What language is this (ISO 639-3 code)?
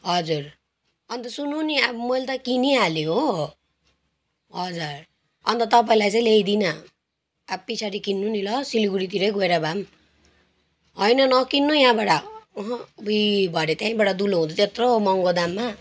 nep